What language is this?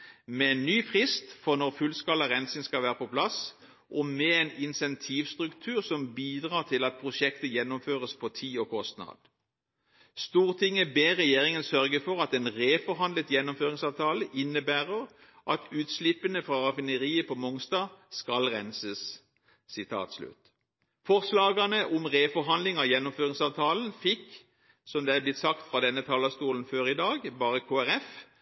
Norwegian Bokmål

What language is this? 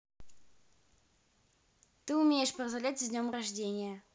Russian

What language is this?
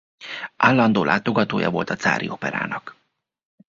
Hungarian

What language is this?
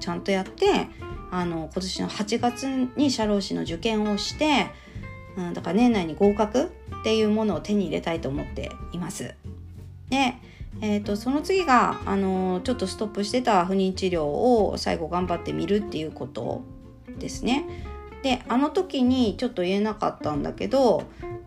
Japanese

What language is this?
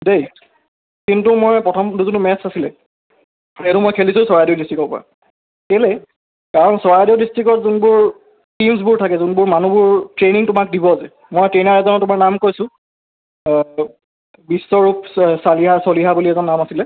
Assamese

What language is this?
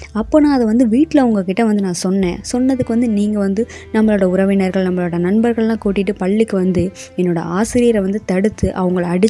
Tamil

